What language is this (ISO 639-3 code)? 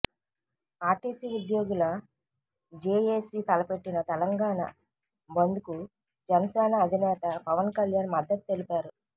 tel